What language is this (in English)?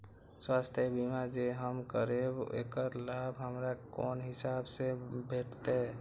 Maithili